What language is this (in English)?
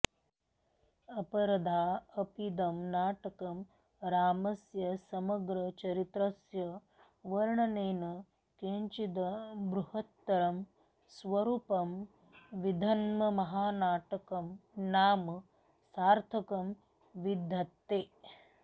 Sanskrit